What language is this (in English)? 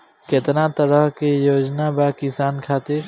Bhojpuri